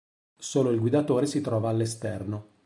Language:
Italian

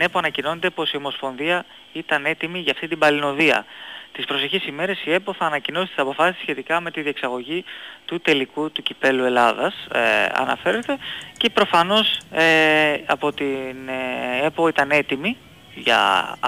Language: Greek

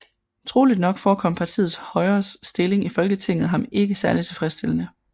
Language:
Danish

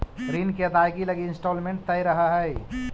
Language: Magahi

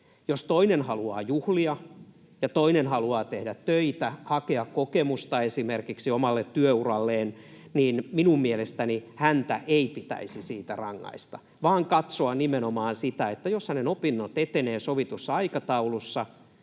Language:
Finnish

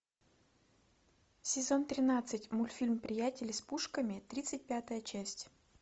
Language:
Russian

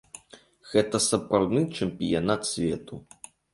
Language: Belarusian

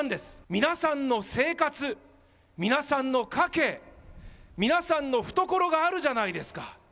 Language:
Japanese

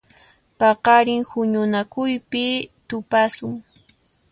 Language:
Puno Quechua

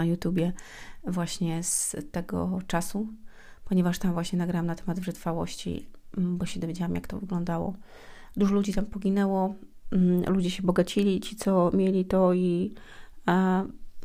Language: Polish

